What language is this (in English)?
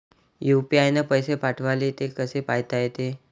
Marathi